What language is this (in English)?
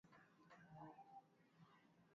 Swahili